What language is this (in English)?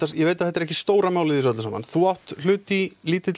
Icelandic